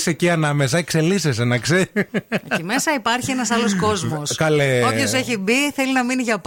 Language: Greek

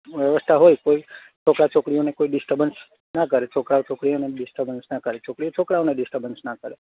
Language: Gujarati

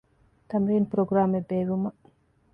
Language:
Divehi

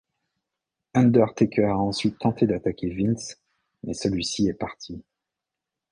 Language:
French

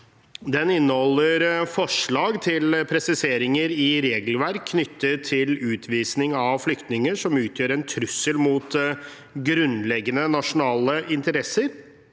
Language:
Norwegian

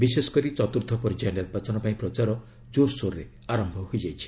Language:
Odia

